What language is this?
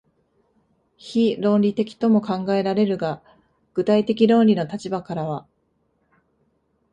Japanese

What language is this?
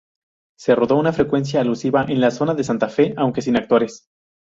Spanish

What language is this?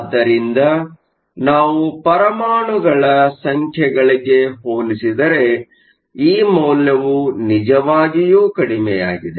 Kannada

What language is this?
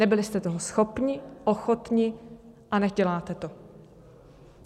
Czech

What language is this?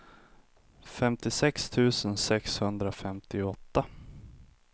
Swedish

